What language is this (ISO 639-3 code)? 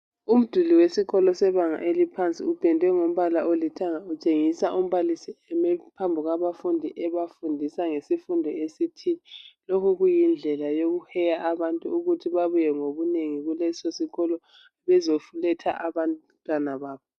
nde